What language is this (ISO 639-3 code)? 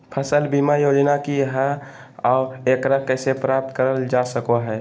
mag